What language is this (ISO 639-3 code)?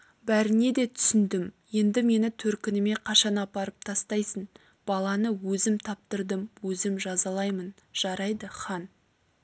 kaz